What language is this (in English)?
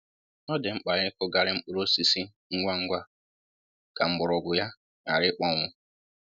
Igbo